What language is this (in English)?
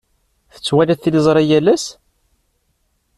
Kabyle